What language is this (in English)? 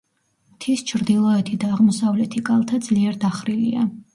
Georgian